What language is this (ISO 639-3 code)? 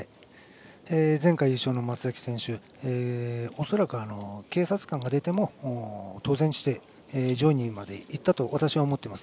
jpn